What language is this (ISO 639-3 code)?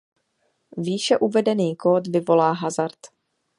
ces